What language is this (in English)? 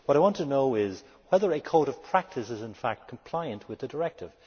English